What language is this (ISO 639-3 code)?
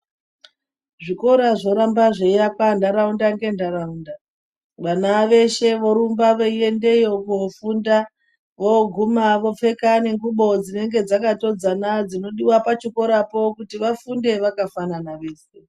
ndc